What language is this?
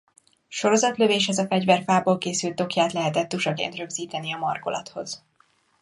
Hungarian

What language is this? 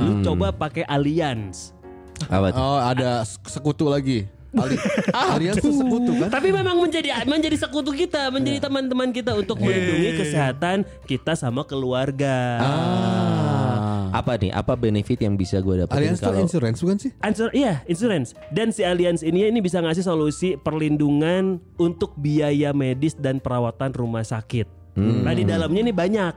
Indonesian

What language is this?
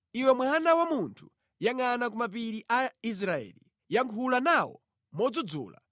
Nyanja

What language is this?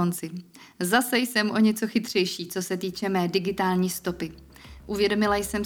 Czech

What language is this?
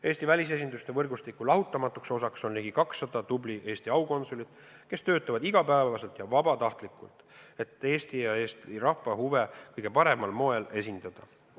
Estonian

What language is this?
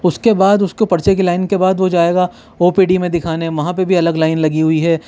Urdu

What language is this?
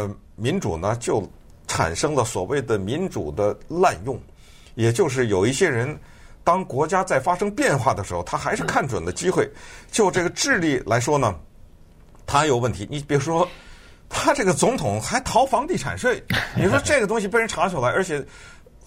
Chinese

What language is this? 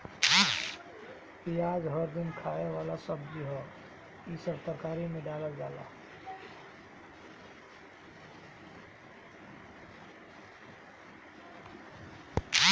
Bhojpuri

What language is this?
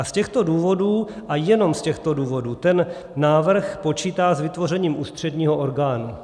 Czech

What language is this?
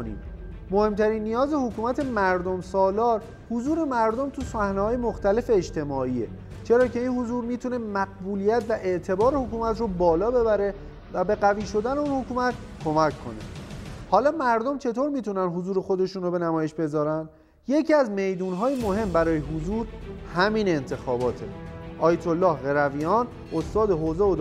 Persian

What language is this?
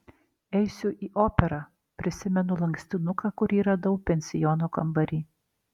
Lithuanian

